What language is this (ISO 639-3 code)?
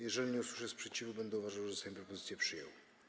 pol